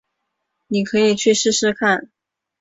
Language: Chinese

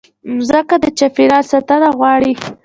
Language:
Pashto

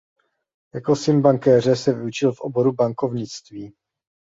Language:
Czech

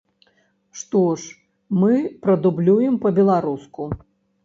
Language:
Belarusian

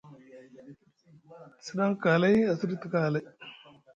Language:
Musgu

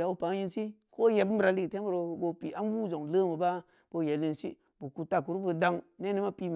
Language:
Samba Leko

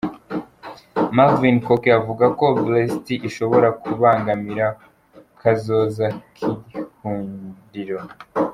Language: Kinyarwanda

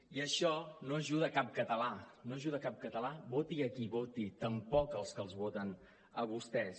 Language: Catalan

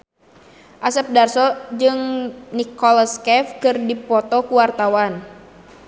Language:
Sundanese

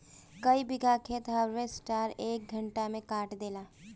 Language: Bhojpuri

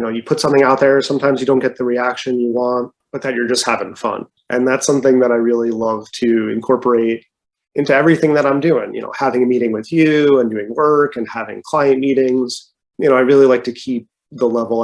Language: English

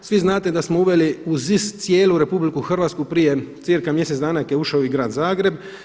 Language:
Croatian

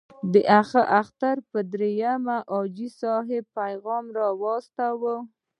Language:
Pashto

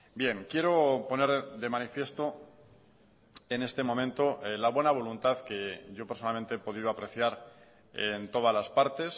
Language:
Spanish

